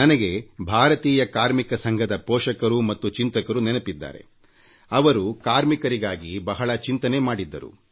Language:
Kannada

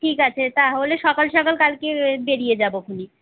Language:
Bangla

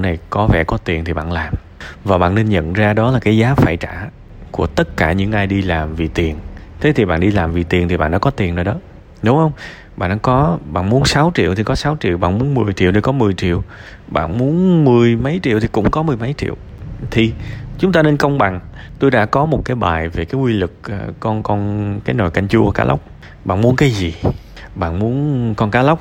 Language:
Vietnamese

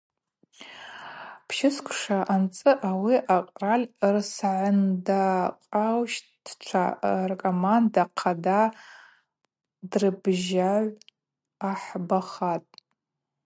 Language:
Abaza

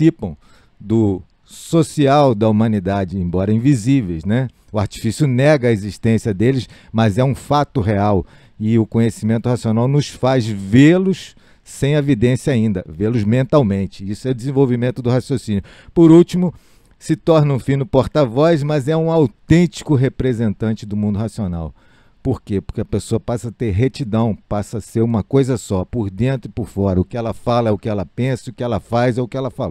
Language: Portuguese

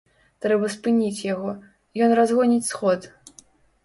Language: Belarusian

